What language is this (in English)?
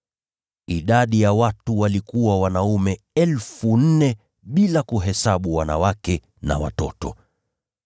Swahili